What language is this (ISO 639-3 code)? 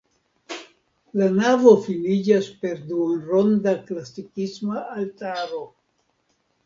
epo